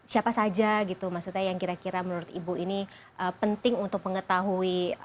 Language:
Indonesian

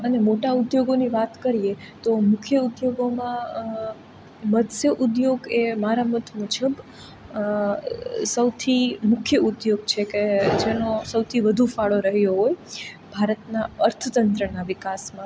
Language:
Gujarati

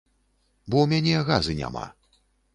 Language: Belarusian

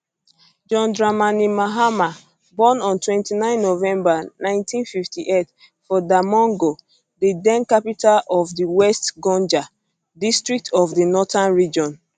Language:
Nigerian Pidgin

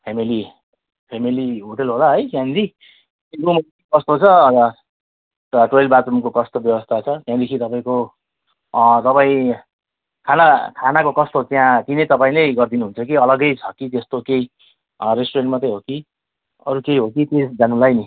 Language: Nepali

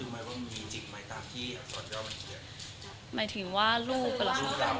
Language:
Thai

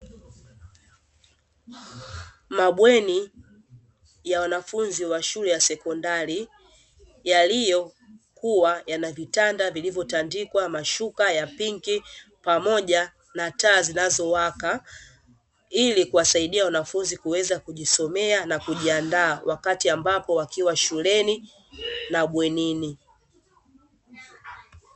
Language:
Swahili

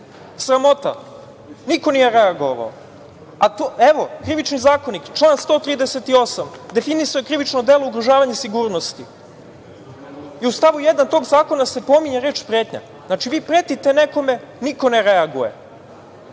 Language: Serbian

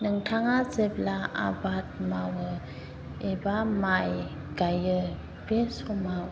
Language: Bodo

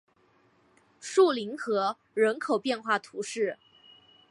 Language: Chinese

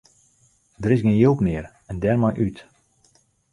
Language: Western Frisian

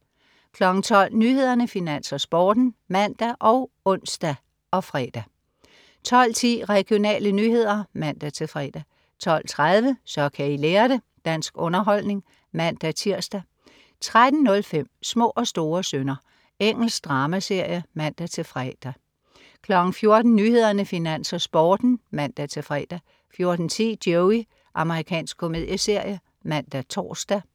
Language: Danish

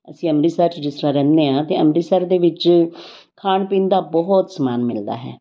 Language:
Punjabi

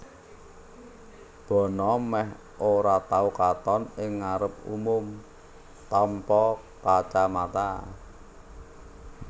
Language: Javanese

